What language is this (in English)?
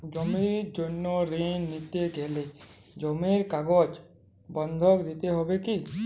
Bangla